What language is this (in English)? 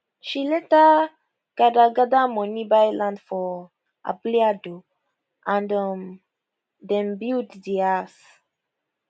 Nigerian Pidgin